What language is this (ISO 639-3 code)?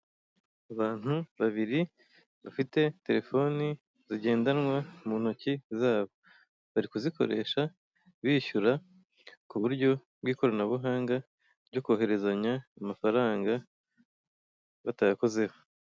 kin